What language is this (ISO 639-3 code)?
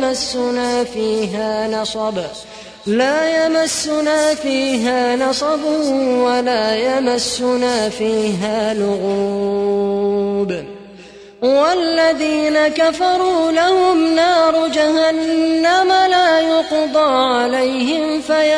ara